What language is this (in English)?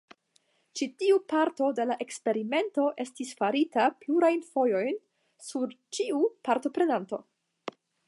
Esperanto